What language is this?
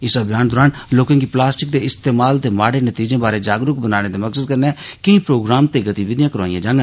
Dogri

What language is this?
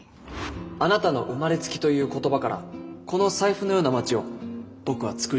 Japanese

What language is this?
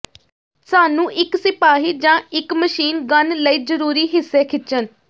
Punjabi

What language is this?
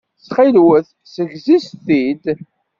Kabyle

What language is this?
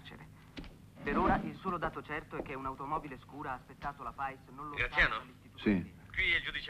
Italian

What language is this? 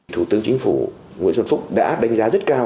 Vietnamese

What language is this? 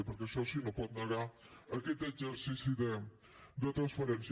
Catalan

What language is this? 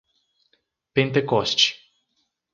Portuguese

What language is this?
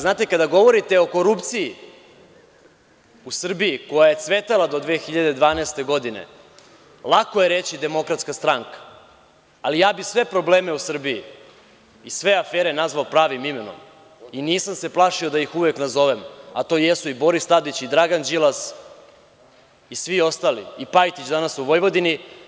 Serbian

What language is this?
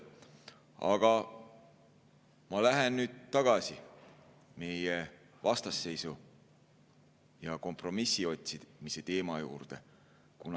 Estonian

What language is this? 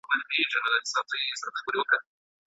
Pashto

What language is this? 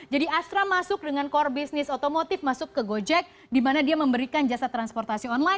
Indonesian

